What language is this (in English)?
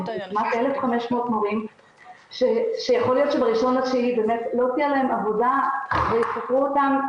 Hebrew